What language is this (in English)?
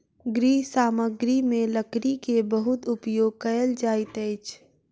Maithili